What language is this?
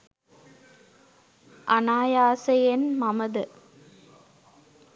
Sinhala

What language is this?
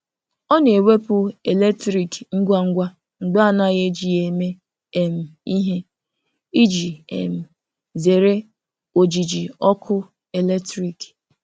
Igbo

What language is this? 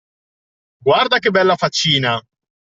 Italian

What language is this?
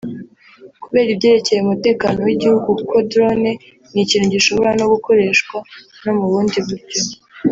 Kinyarwanda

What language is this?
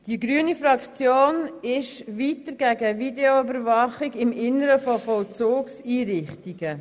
Swiss German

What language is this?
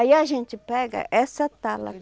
Portuguese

